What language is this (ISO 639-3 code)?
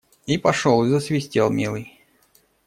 rus